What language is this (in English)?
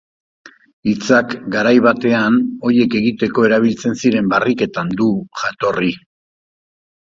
Basque